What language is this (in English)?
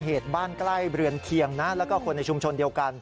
Thai